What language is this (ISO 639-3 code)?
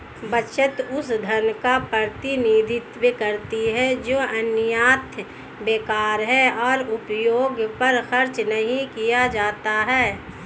hin